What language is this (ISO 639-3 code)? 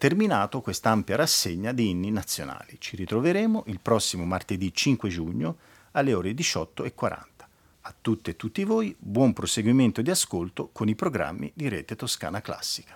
ita